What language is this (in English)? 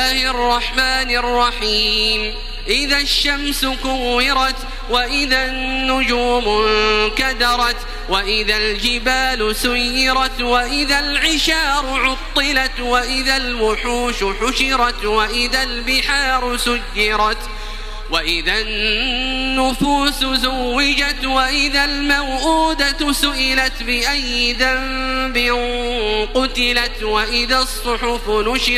Arabic